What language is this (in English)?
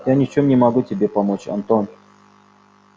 Russian